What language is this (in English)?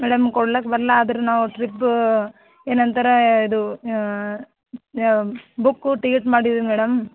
Kannada